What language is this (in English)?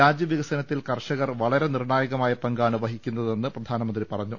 Malayalam